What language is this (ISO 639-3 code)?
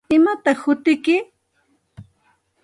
qxt